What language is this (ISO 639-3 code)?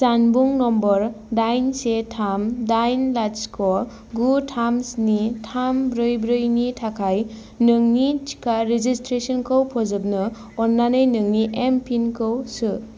brx